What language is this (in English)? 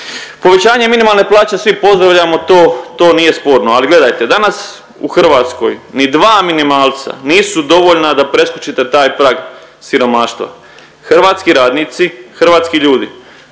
Croatian